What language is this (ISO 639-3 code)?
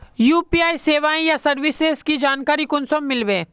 mag